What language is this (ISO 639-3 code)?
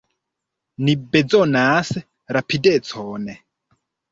epo